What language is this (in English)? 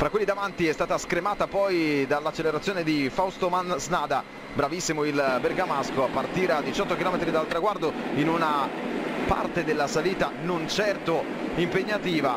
Italian